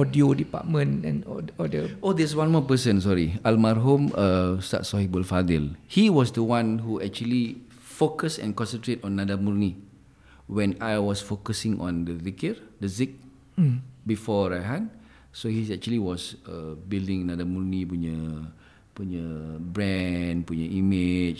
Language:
Malay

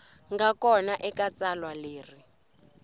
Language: Tsonga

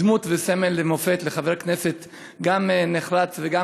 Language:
Hebrew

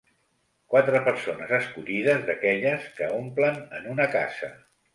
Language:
Catalan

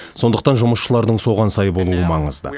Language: Kazakh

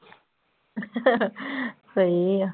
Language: Punjabi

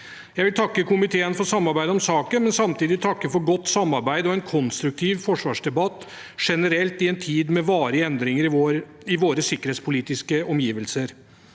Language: Norwegian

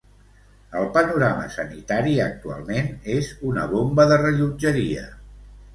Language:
Catalan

